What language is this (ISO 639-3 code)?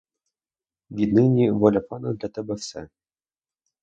ukr